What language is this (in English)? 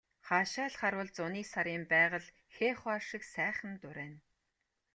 Mongolian